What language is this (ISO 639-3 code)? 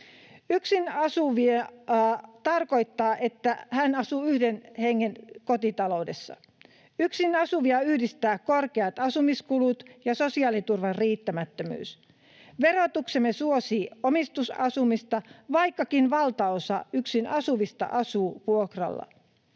fin